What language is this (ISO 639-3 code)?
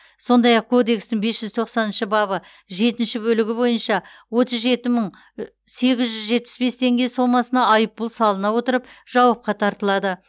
kaz